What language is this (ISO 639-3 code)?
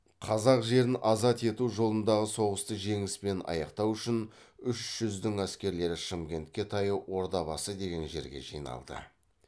kaz